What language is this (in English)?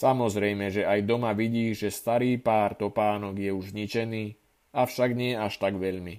Slovak